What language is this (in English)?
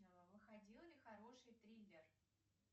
Russian